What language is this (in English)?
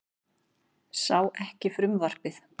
Icelandic